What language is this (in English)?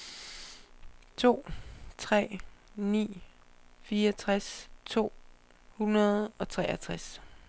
Danish